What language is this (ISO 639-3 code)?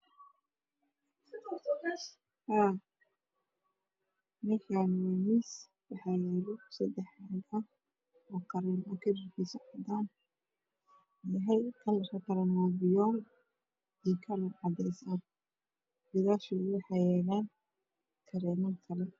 som